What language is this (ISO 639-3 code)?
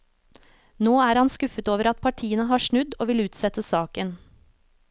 nor